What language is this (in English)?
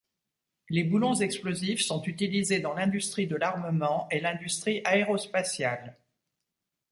French